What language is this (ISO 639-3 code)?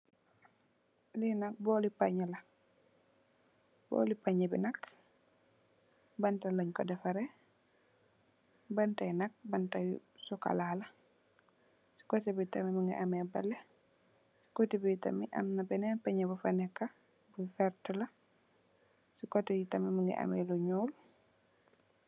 wol